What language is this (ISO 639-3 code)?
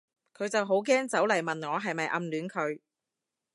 yue